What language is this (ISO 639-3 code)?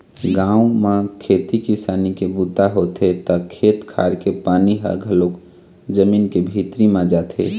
hne